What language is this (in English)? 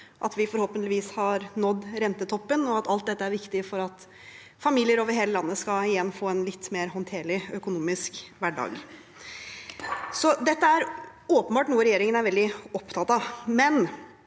Norwegian